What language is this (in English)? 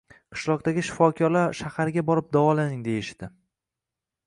Uzbek